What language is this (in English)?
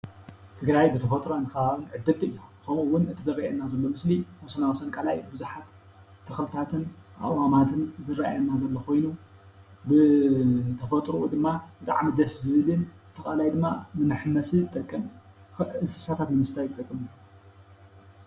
Tigrinya